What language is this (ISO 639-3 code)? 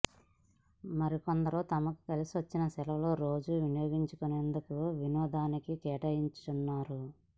tel